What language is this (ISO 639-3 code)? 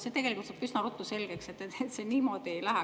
est